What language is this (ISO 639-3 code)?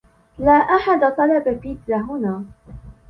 ara